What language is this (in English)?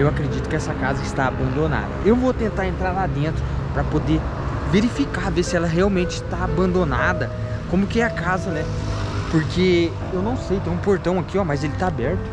Portuguese